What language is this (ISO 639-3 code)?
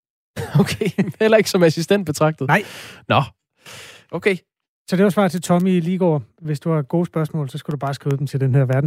dan